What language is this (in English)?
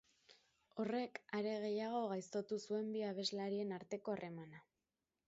Basque